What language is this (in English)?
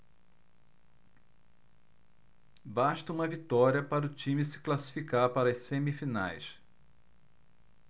Portuguese